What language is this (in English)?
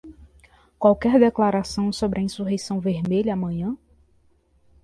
Portuguese